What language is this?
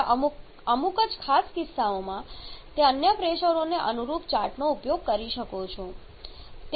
Gujarati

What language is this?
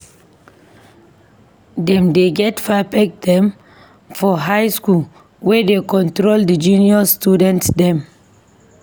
Nigerian Pidgin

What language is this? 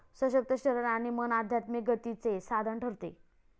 Marathi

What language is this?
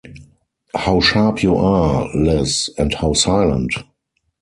English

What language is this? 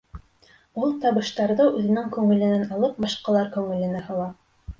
Bashkir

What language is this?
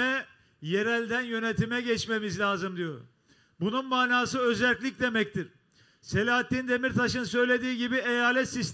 Turkish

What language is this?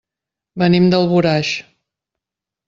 Catalan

